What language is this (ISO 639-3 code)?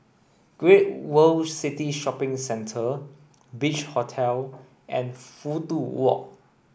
eng